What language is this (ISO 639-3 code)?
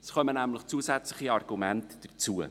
gsw